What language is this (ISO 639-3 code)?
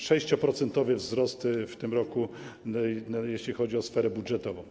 pol